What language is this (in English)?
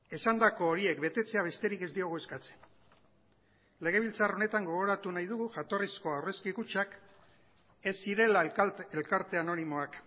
Basque